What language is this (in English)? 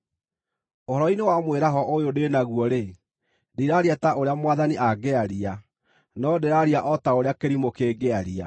Kikuyu